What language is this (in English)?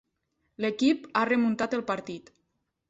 Catalan